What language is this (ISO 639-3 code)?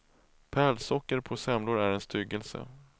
swe